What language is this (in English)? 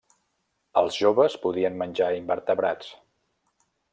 Catalan